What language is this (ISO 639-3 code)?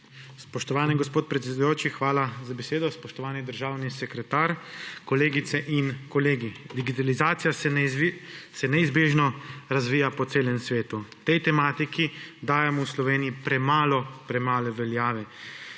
slv